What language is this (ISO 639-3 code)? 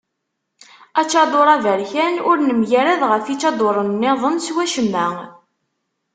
kab